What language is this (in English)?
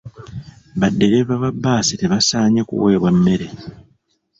Ganda